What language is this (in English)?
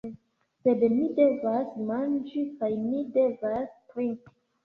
Esperanto